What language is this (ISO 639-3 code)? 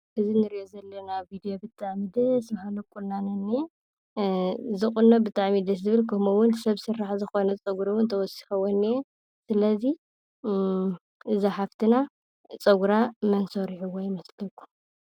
tir